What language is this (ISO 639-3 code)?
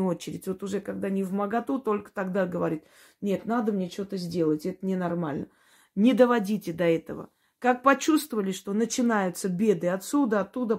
rus